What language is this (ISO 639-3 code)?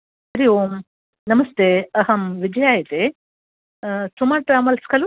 san